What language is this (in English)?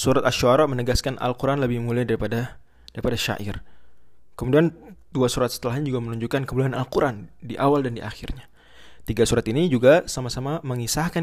Indonesian